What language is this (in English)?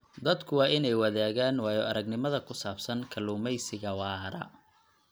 Somali